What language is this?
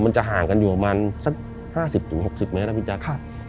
Thai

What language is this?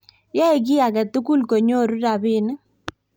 Kalenjin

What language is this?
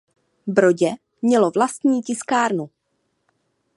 Czech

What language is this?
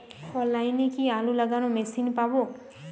Bangla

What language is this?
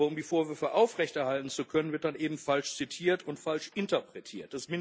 German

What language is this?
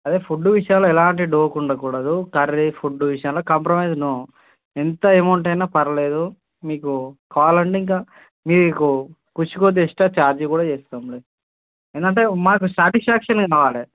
Telugu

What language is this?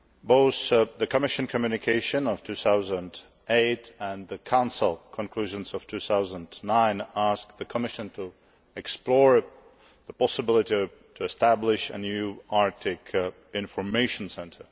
English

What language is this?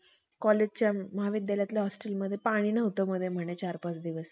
Marathi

